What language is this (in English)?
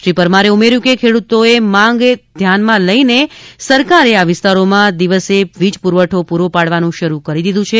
Gujarati